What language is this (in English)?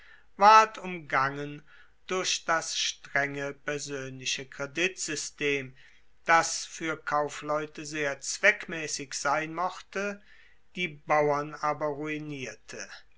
German